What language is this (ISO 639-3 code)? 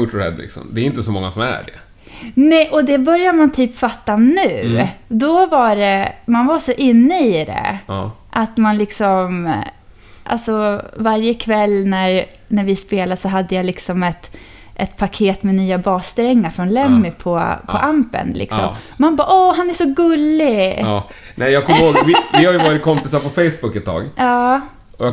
swe